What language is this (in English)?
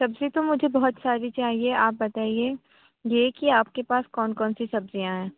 Urdu